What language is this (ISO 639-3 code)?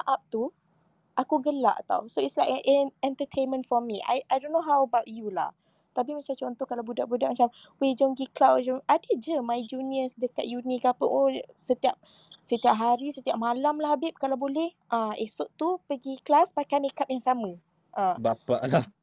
msa